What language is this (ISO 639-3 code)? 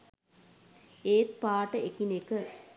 sin